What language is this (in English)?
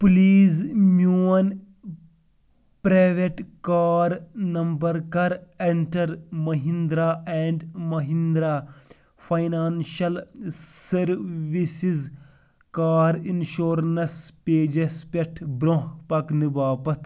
Kashmiri